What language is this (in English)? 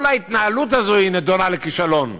Hebrew